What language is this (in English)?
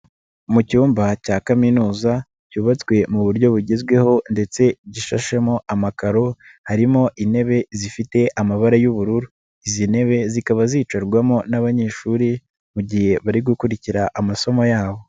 Kinyarwanda